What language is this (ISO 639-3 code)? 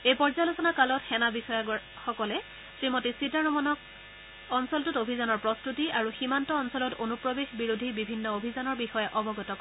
asm